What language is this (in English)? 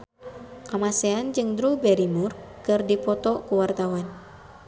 Sundanese